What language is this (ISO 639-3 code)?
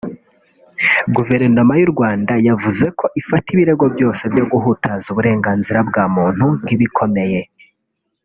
kin